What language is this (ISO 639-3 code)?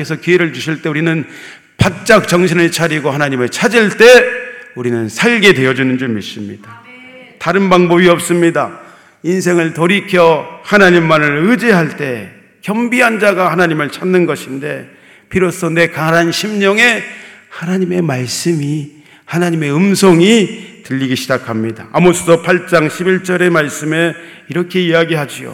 kor